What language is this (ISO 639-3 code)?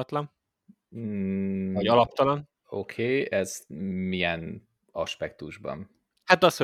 hun